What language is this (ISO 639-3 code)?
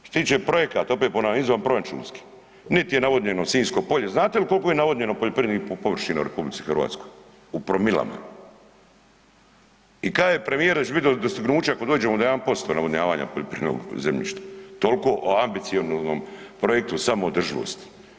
hrv